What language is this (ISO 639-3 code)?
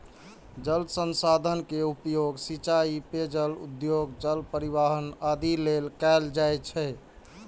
mai